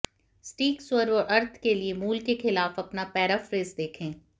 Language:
Hindi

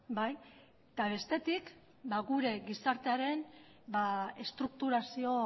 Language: Basque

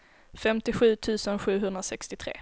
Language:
Swedish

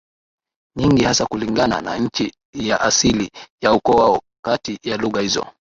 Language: Swahili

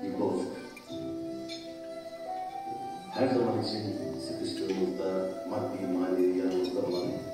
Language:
Turkish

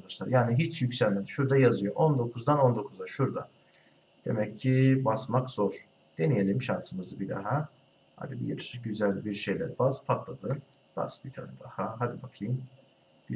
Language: Turkish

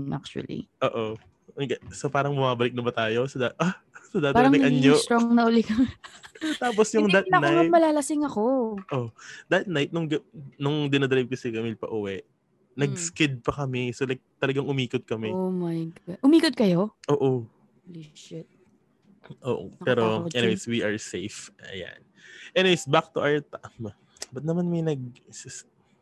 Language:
Filipino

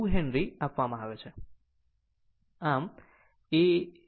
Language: Gujarati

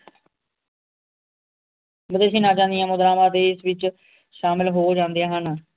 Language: Punjabi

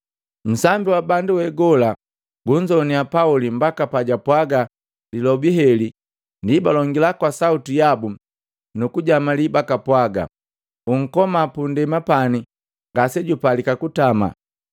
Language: Matengo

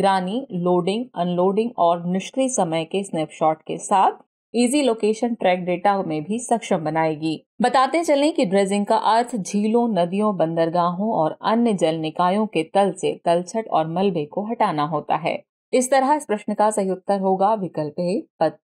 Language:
Hindi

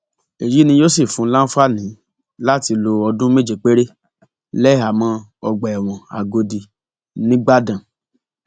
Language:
Yoruba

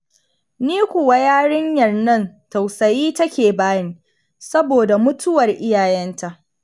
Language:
Hausa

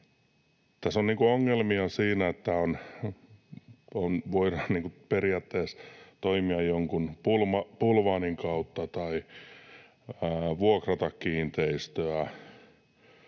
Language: Finnish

